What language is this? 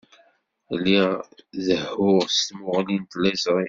Kabyle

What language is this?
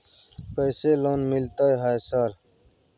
Maithili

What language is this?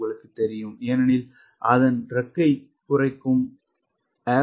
Tamil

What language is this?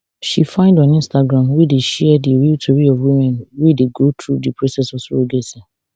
Nigerian Pidgin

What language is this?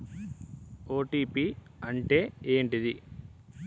Telugu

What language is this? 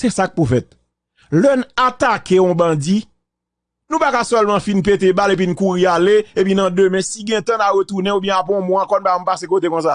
French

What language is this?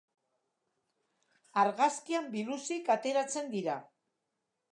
Basque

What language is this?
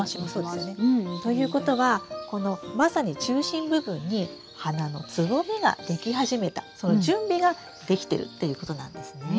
Japanese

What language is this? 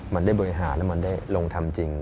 Thai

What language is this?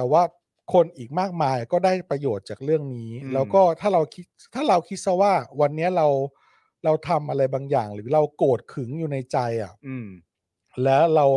Thai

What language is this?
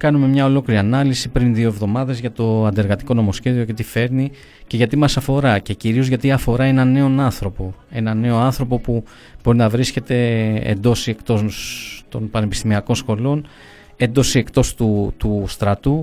Greek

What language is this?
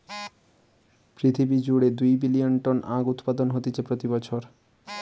Bangla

